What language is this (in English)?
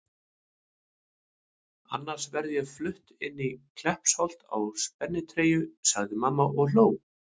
Icelandic